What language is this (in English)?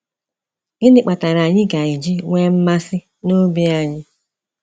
Igbo